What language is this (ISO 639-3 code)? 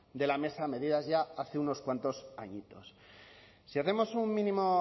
spa